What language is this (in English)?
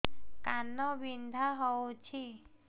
Odia